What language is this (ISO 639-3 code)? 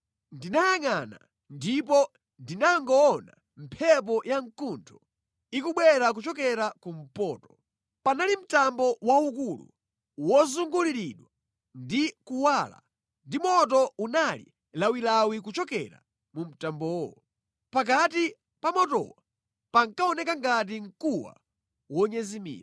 nya